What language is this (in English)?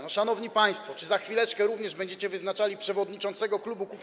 Polish